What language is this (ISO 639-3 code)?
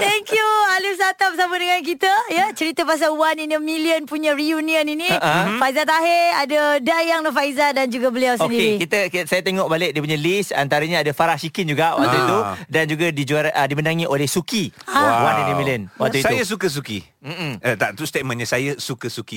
msa